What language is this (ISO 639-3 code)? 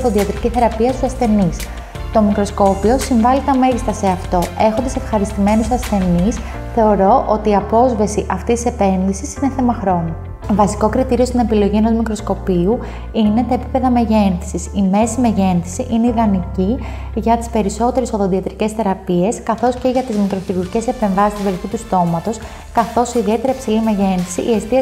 ell